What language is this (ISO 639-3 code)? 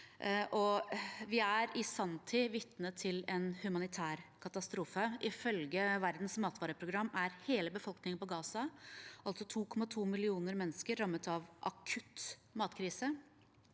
nor